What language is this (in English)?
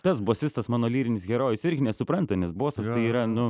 Lithuanian